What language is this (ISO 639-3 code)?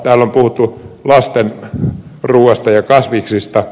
fin